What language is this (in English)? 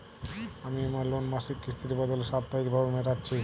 Bangla